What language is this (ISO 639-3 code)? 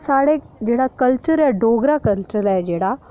doi